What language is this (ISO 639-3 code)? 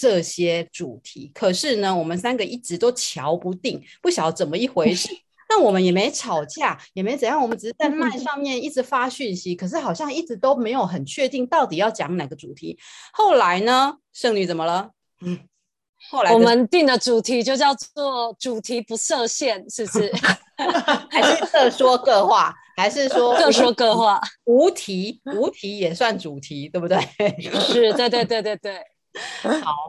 zho